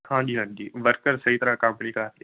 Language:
Punjabi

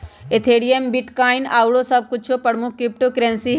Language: Magahi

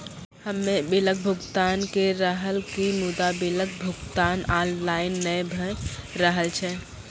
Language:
Maithili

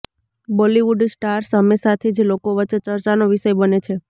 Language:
Gujarati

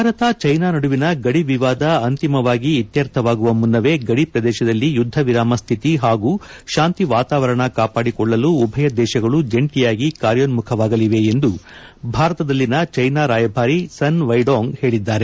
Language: Kannada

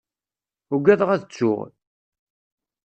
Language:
Kabyle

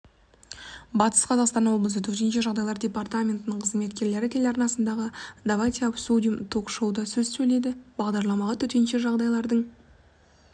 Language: Kazakh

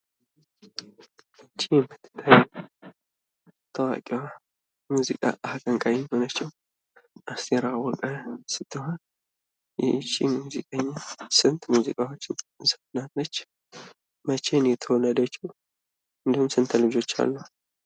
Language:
Amharic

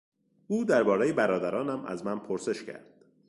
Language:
Persian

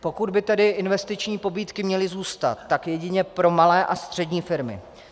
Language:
Czech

